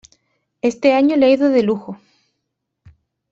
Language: Spanish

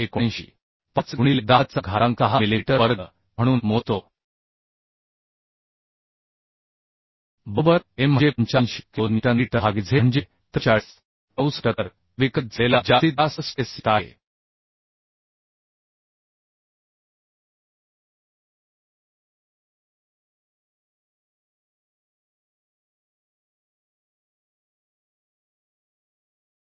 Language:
Marathi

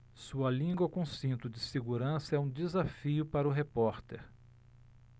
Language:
Portuguese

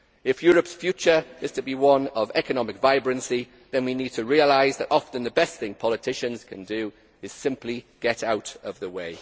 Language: English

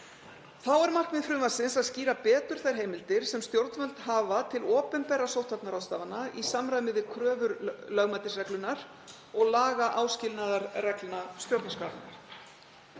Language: Icelandic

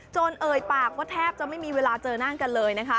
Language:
Thai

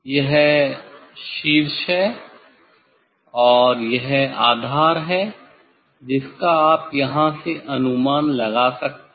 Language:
Hindi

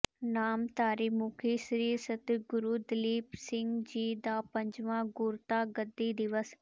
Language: Punjabi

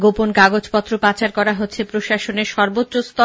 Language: Bangla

